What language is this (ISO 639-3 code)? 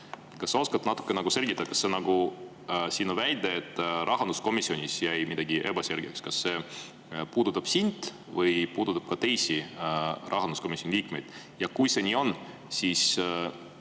est